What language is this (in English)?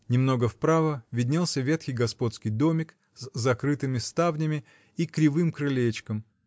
Russian